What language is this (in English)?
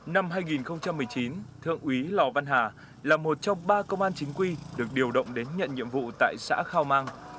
Vietnamese